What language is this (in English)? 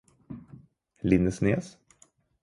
Norwegian Bokmål